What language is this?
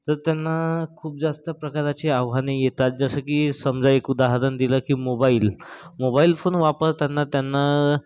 Marathi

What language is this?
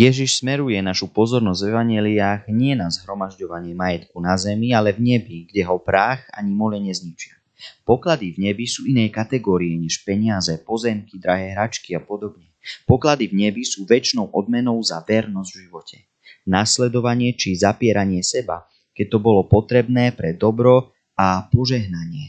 Slovak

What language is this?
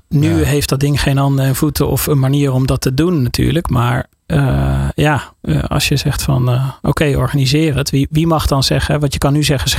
Dutch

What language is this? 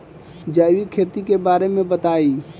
Bhojpuri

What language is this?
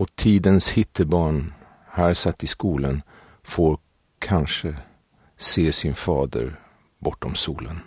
Swedish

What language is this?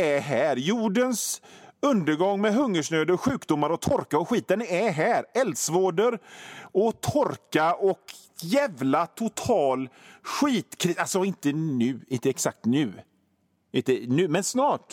Swedish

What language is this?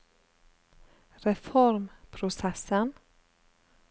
Norwegian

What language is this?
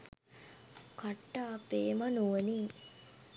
Sinhala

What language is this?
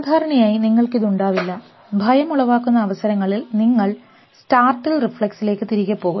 Malayalam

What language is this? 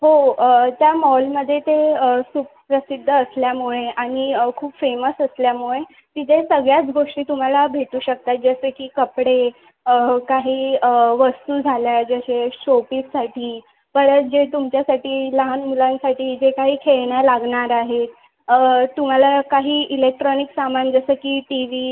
Marathi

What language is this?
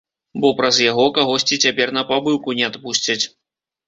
Belarusian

